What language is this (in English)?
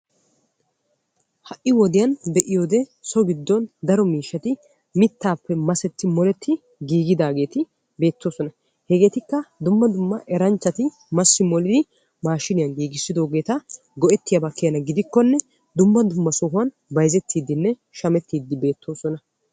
Wolaytta